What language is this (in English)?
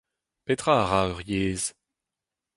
Breton